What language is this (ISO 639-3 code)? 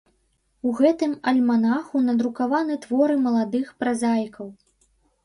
bel